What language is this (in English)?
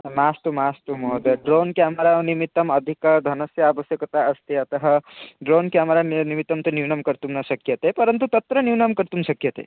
Sanskrit